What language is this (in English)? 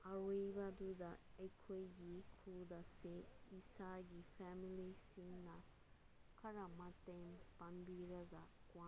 Manipuri